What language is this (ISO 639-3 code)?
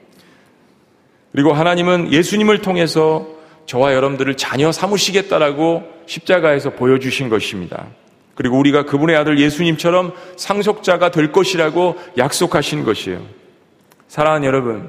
kor